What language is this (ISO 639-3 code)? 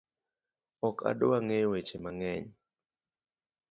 luo